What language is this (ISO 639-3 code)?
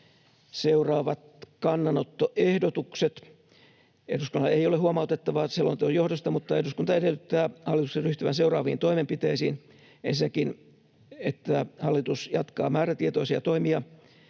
fin